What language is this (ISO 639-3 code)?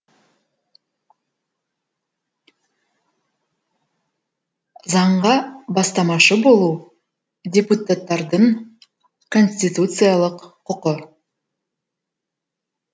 kaz